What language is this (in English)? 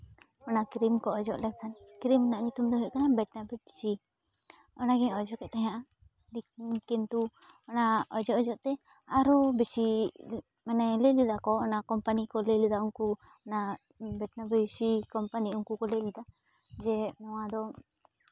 Santali